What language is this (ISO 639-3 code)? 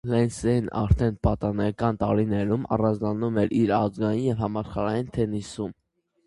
hye